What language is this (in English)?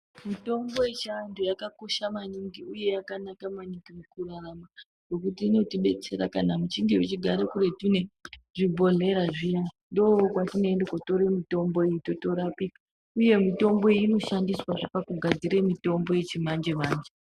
Ndau